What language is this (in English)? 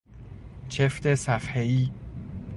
Persian